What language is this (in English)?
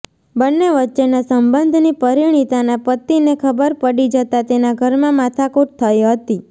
Gujarati